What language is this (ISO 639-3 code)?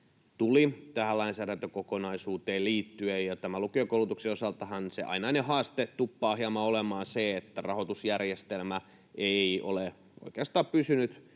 fin